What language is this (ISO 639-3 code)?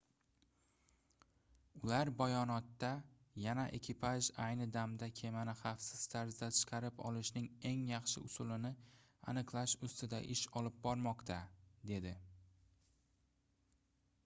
uzb